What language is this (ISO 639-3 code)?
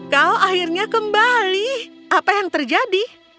ind